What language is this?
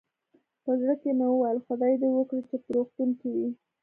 Pashto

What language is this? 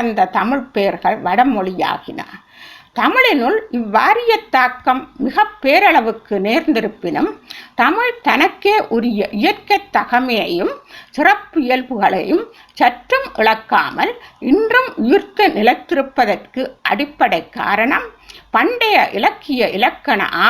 Tamil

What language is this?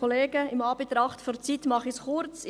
Swiss German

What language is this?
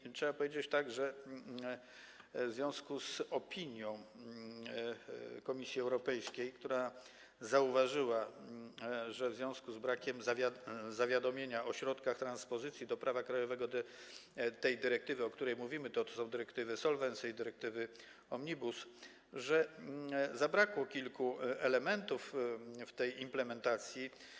Polish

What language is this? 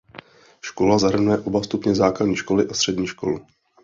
Czech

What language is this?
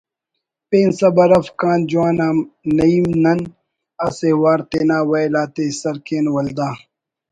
Brahui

